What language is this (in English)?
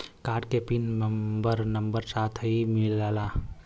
Bhojpuri